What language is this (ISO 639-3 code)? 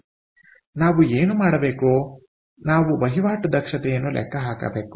kan